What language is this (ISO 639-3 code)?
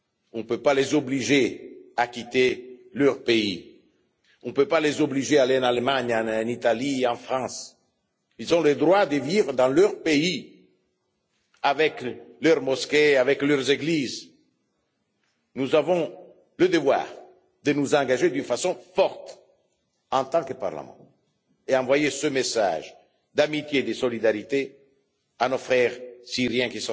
fra